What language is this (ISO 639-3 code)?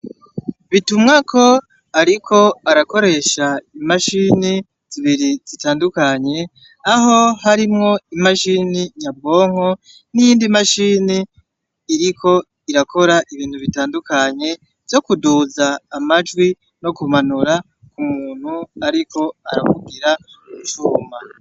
run